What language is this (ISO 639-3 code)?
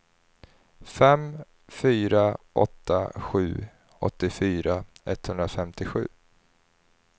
swe